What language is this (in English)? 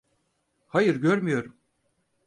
Turkish